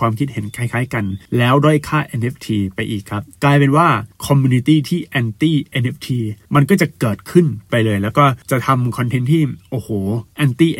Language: Thai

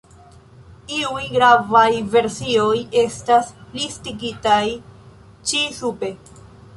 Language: Esperanto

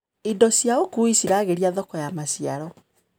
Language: Kikuyu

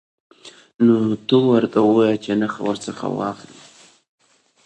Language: Pashto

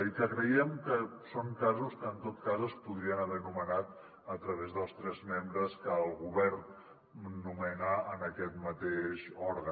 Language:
Catalan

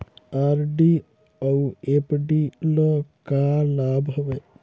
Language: Chhattisgarhi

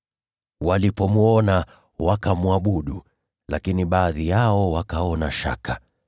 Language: Swahili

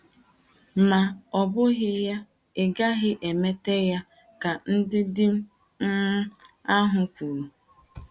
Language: Igbo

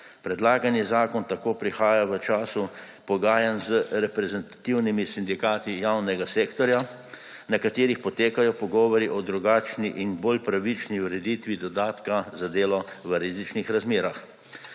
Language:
Slovenian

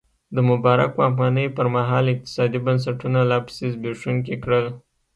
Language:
Pashto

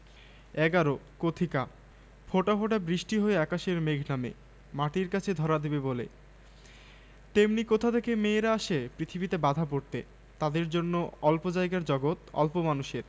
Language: Bangla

